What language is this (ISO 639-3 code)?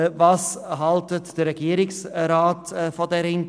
gsw